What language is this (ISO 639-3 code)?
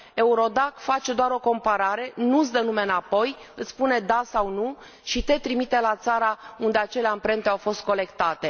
ron